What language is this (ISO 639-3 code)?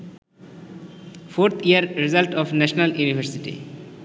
ben